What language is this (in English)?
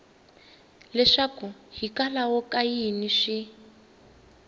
Tsonga